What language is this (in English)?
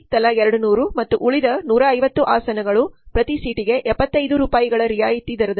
Kannada